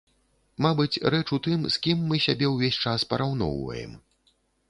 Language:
Belarusian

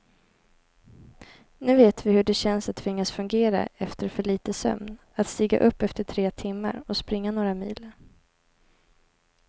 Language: Swedish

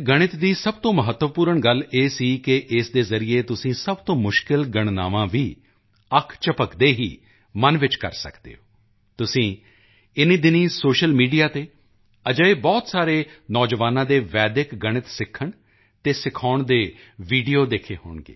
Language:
Punjabi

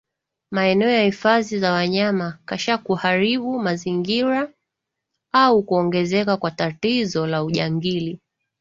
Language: Swahili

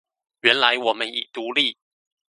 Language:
Chinese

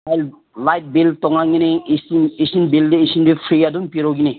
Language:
Manipuri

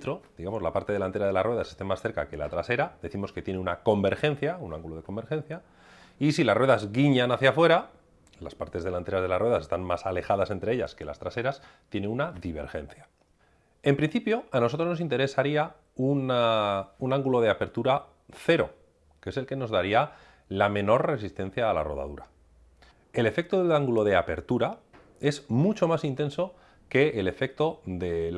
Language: Spanish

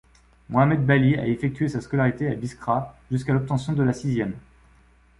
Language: French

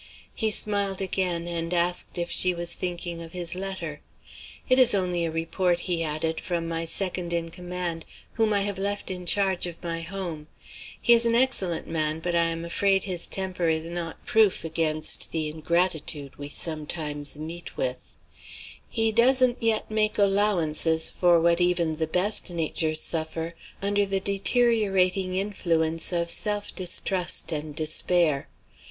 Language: English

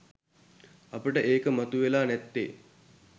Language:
Sinhala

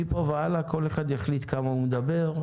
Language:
Hebrew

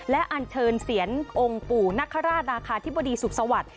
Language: Thai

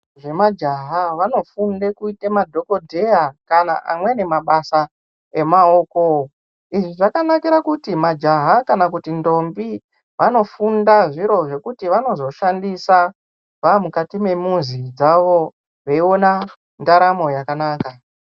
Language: Ndau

